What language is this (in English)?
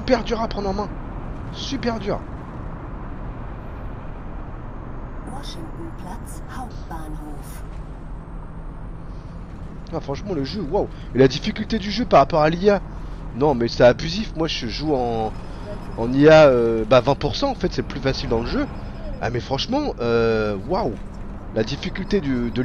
French